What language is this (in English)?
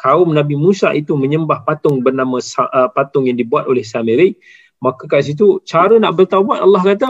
Malay